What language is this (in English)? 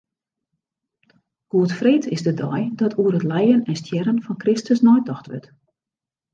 Western Frisian